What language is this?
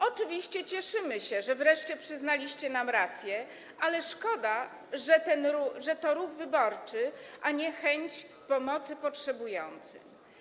Polish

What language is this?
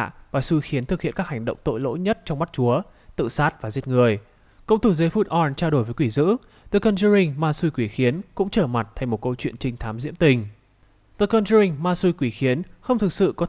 Vietnamese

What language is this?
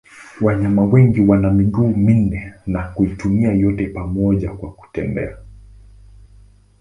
Swahili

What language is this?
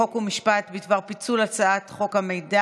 Hebrew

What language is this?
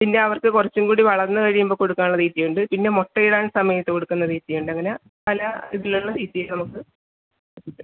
Malayalam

